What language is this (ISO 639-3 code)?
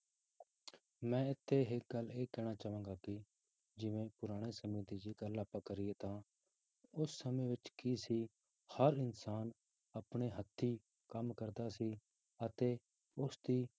pan